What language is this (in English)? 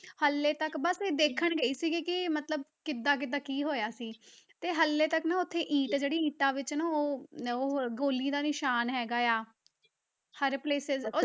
Punjabi